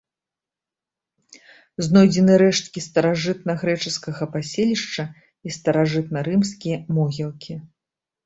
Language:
Belarusian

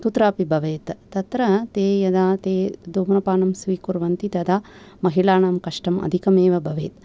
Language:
Sanskrit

